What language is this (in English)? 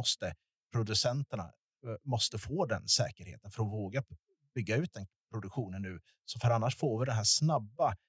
Swedish